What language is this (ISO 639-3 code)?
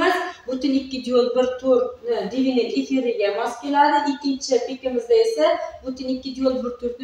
tur